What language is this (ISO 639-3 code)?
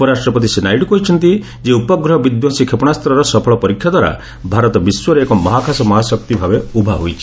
ori